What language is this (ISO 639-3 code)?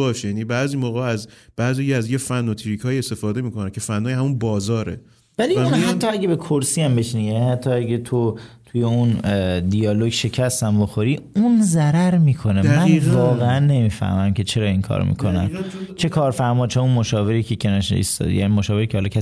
fas